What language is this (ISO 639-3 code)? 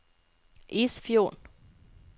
nor